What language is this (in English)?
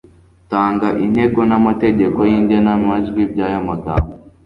Kinyarwanda